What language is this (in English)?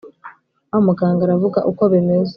Kinyarwanda